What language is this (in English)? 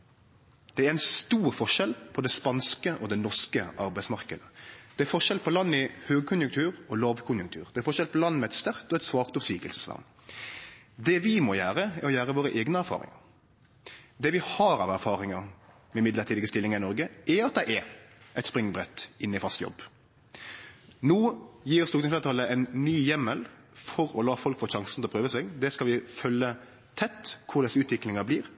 Norwegian Nynorsk